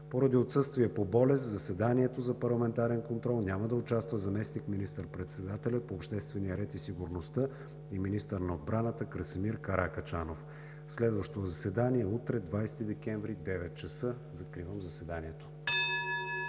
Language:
Bulgarian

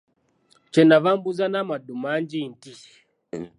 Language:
Ganda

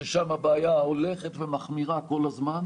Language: Hebrew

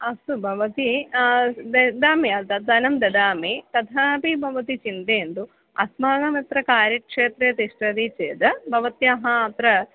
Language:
Sanskrit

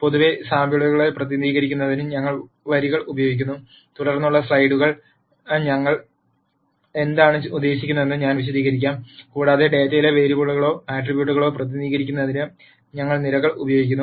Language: Malayalam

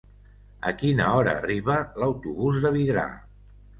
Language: Catalan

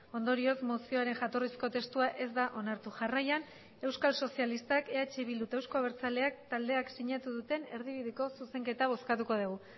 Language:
Basque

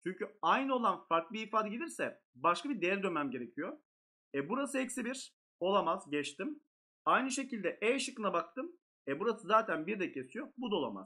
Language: Turkish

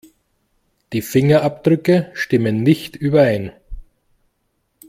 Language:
German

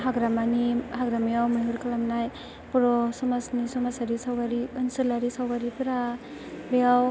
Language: Bodo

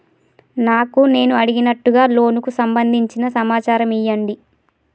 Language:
Telugu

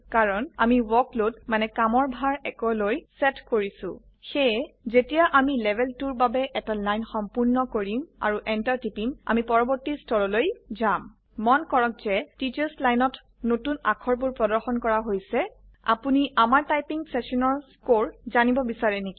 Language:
Assamese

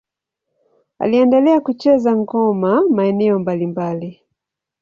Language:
Swahili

